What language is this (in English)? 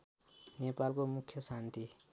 Nepali